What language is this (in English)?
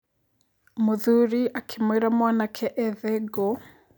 Kikuyu